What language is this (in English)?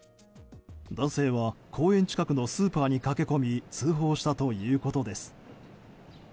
Japanese